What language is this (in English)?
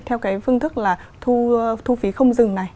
Vietnamese